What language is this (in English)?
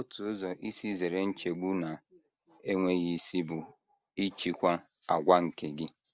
Igbo